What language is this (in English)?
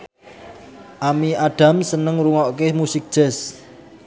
Javanese